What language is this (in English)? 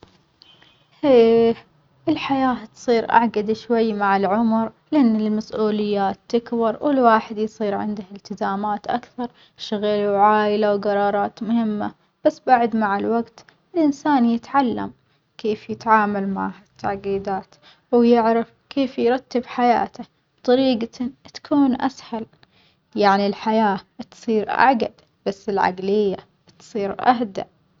Omani Arabic